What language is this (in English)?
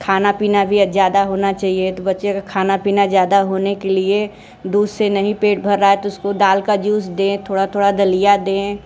Hindi